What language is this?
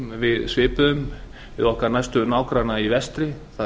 Icelandic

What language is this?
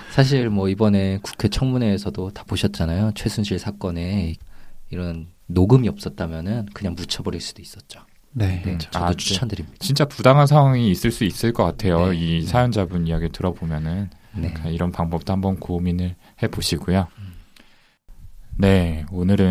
Korean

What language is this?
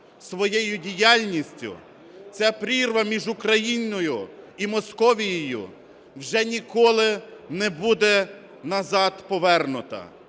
Ukrainian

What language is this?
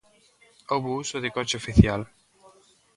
Galician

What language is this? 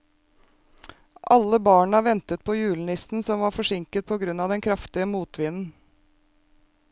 Norwegian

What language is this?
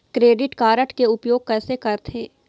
Chhattisgarhi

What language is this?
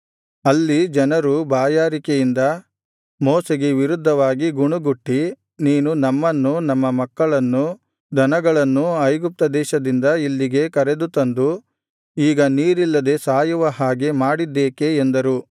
Kannada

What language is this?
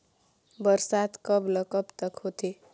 Chhattisgarhi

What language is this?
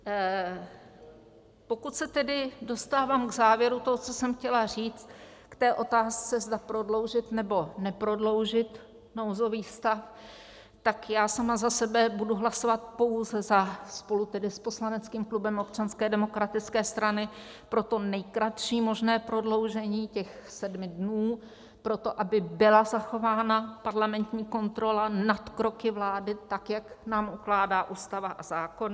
Czech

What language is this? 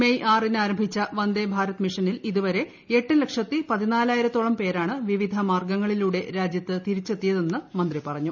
Malayalam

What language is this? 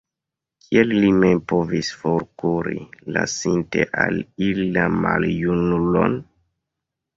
Esperanto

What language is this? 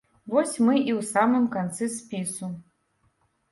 Belarusian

